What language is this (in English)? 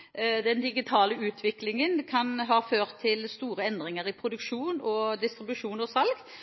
Norwegian Bokmål